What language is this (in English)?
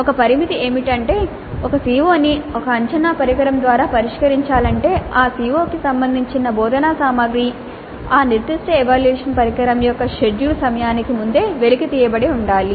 Telugu